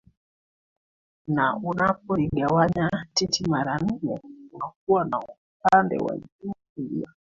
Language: Swahili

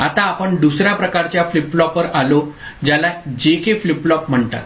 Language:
Marathi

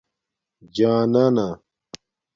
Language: Domaaki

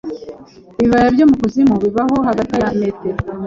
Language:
Kinyarwanda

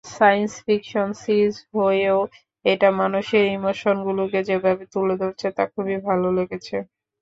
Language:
Bangla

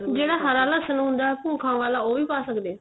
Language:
Punjabi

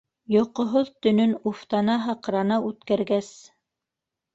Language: Bashkir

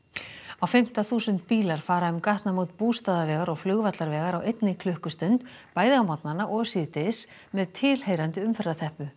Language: Icelandic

